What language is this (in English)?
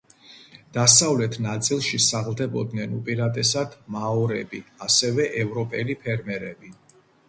Georgian